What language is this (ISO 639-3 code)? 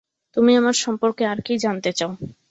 ben